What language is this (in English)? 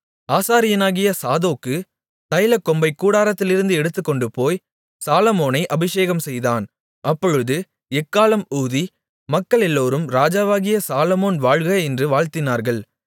Tamil